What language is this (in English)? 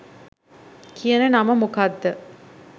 Sinhala